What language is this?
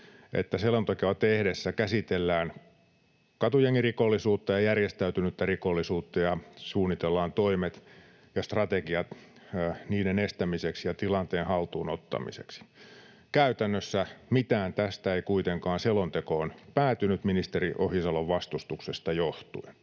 Finnish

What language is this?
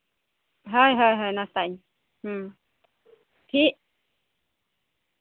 Santali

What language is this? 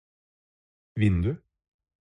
Norwegian Bokmål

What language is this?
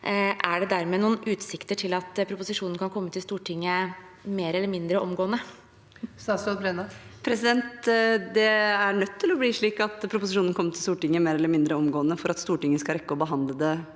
Norwegian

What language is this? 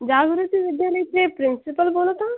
Marathi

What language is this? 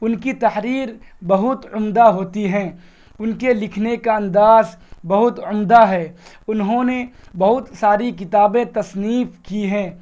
Urdu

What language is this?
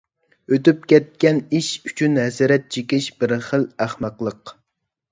Uyghur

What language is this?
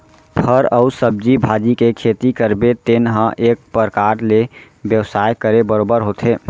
Chhattisgarhi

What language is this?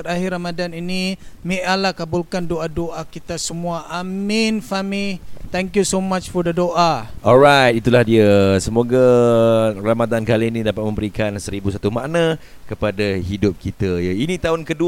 Malay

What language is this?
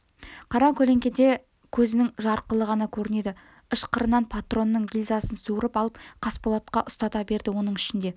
Kazakh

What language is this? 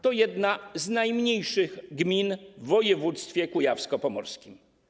Polish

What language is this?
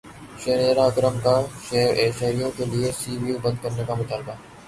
Urdu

